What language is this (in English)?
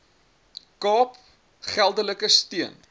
Afrikaans